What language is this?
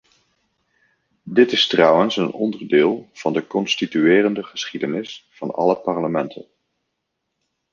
Dutch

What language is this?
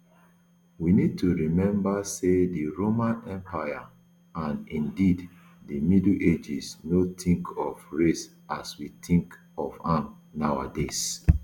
Nigerian Pidgin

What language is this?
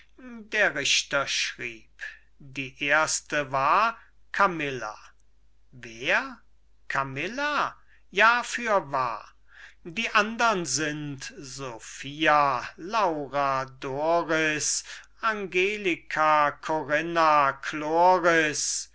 German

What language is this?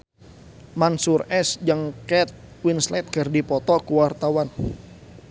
Sundanese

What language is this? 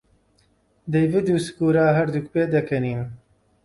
Central Kurdish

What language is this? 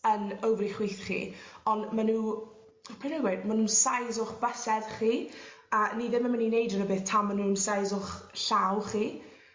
Welsh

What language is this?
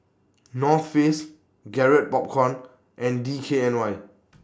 English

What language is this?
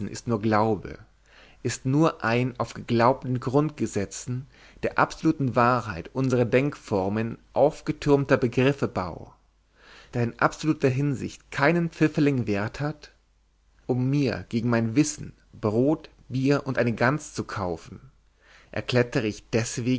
German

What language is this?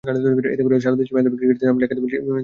Bangla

